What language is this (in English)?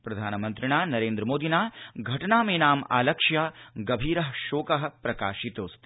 Sanskrit